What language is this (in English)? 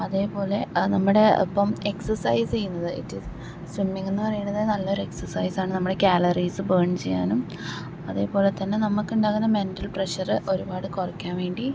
Malayalam